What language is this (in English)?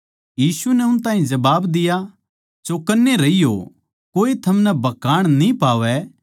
Haryanvi